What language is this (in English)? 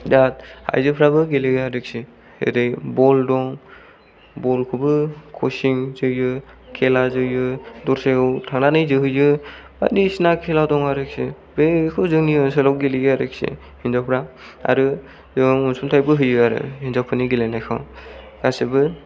Bodo